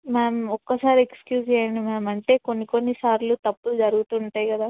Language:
Telugu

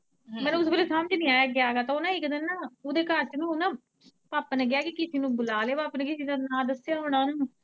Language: Punjabi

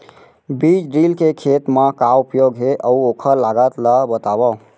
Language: Chhattisgarhi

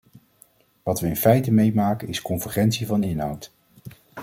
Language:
Dutch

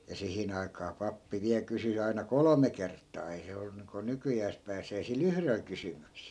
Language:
Finnish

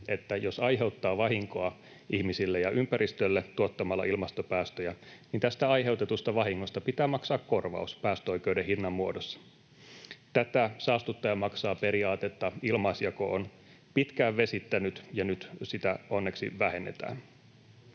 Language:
Finnish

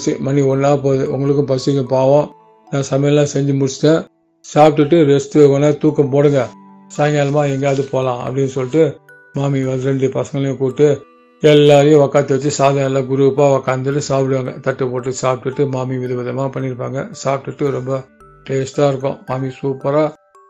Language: Tamil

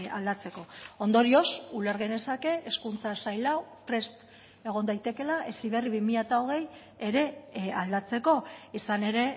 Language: Basque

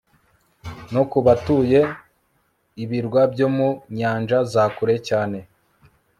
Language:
Kinyarwanda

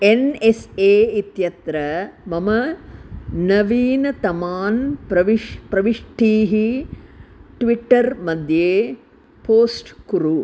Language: Sanskrit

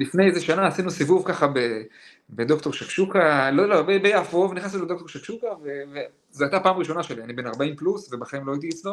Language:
Hebrew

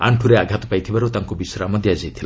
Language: Odia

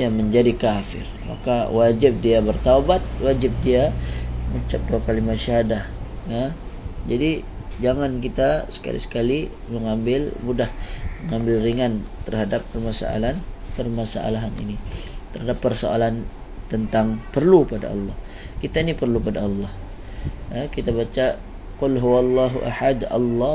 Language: Malay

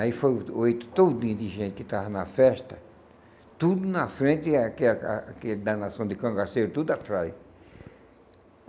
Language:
Portuguese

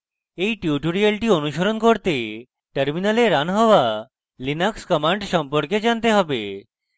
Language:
Bangla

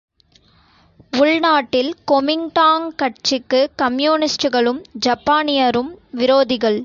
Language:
Tamil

